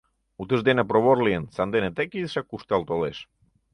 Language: Mari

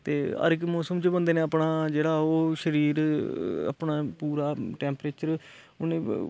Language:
Dogri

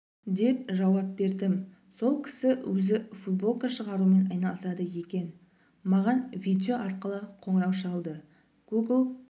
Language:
Kazakh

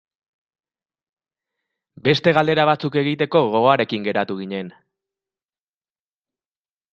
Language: Basque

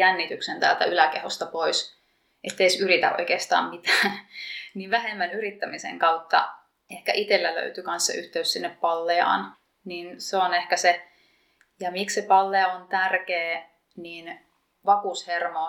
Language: Finnish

